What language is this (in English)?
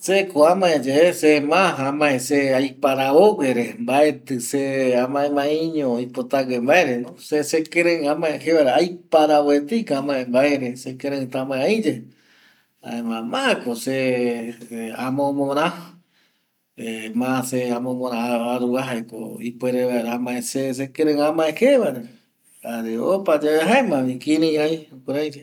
Eastern Bolivian Guaraní